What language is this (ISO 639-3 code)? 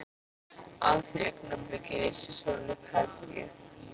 isl